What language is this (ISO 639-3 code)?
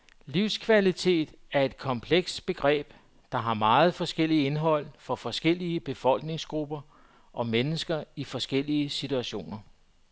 dan